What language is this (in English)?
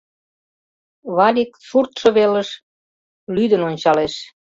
Mari